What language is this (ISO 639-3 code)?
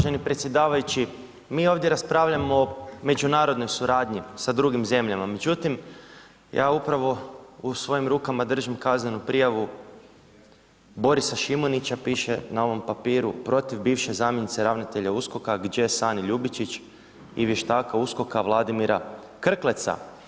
hrv